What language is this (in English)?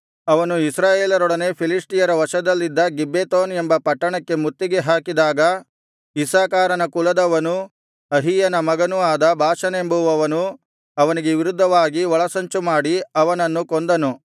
Kannada